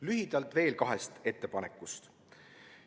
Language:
Estonian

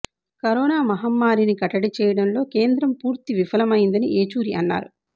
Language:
Telugu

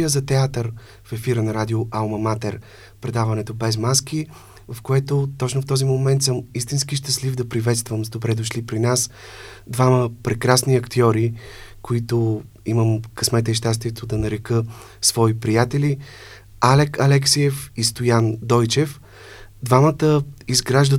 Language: Bulgarian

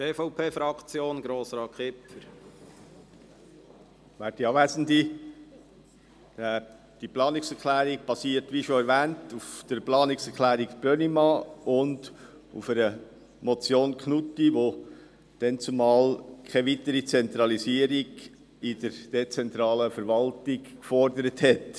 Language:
Swiss German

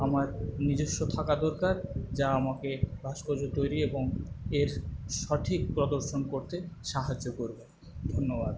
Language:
Bangla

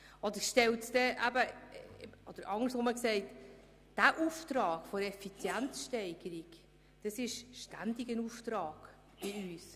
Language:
Swiss German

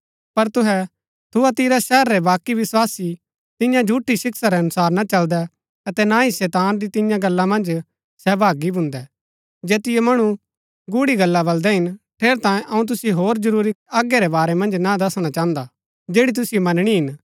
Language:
Gaddi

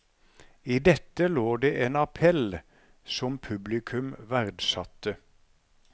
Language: Norwegian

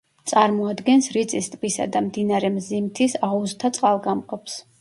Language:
Georgian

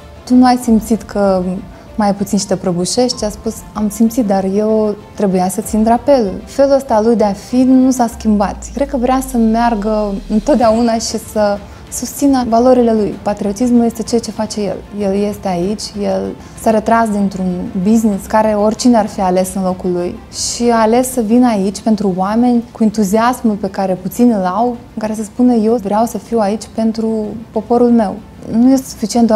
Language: Romanian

